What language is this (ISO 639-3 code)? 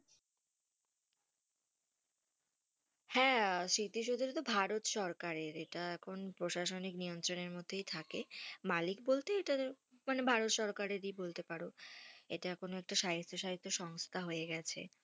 ben